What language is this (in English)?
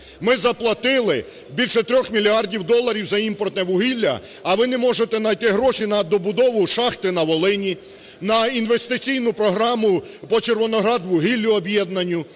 Ukrainian